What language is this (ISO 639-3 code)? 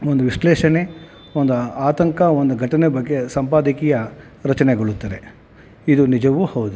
kan